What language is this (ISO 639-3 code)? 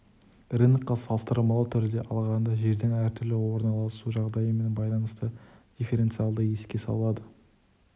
kaz